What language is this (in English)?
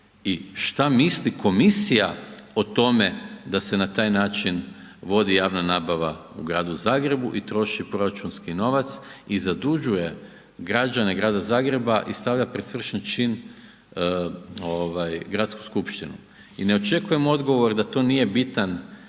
Croatian